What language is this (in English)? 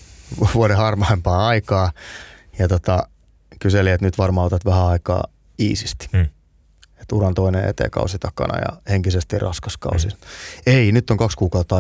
Finnish